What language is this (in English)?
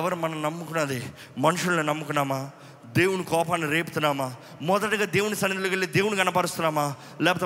Telugu